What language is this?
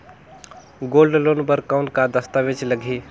Chhattisgarhi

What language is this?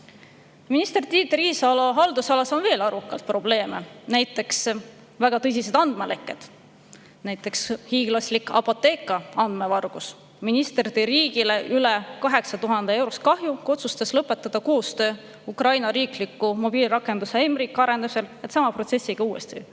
Estonian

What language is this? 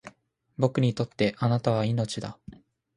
Japanese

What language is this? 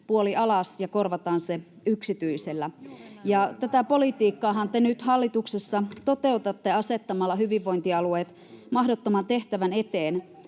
Finnish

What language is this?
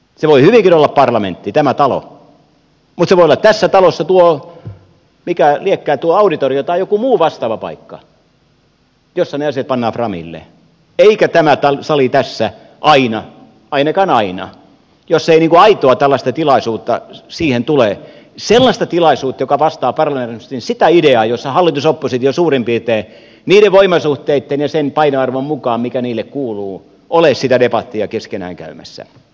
Finnish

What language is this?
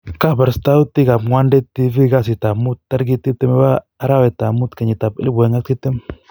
Kalenjin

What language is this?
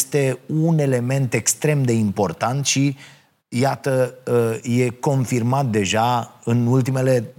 Romanian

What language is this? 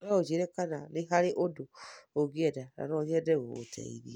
Kikuyu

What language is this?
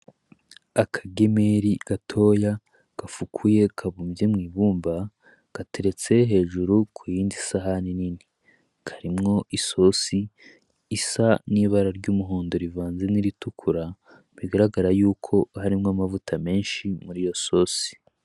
Rundi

